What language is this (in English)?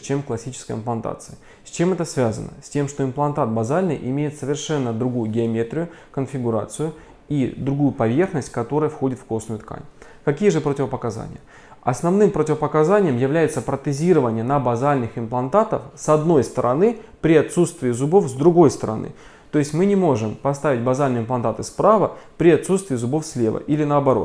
Russian